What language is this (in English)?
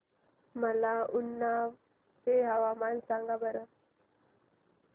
Marathi